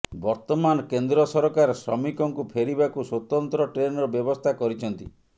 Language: Odia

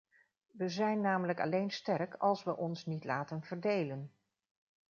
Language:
Dutch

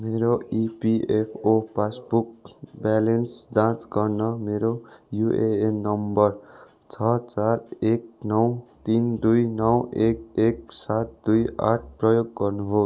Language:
Nepali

